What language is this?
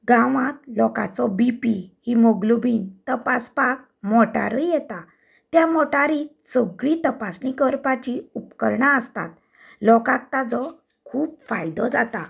Konkani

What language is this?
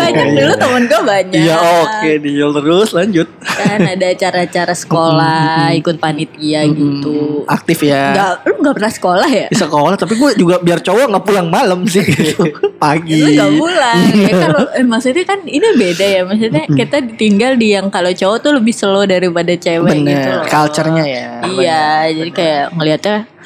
Indonesian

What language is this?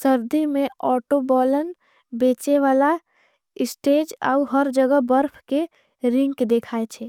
Angika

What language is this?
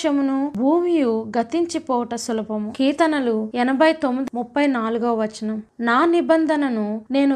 Telugu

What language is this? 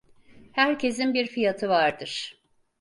Turkish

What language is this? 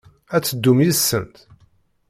Kabyle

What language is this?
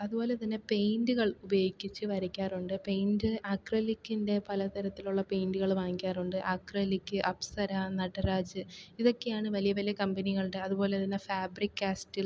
Malayalam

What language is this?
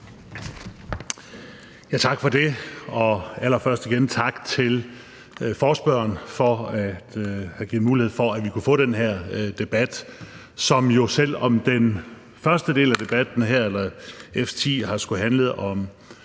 Danish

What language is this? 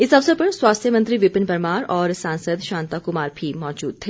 Hindi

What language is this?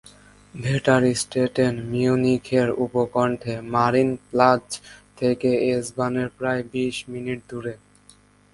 Bangla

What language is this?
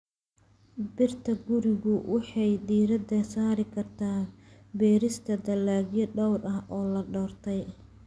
Somali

